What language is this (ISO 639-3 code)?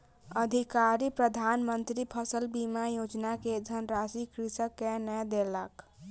mai